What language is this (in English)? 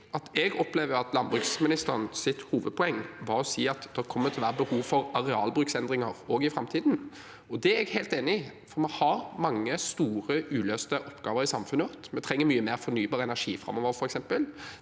Norwegian